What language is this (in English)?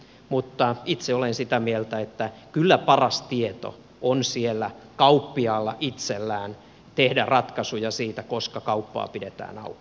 Finnish